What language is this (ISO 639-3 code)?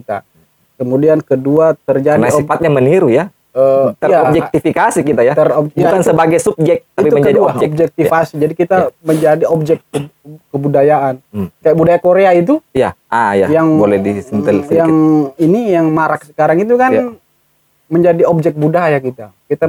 ind